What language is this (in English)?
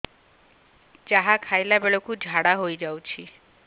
Odia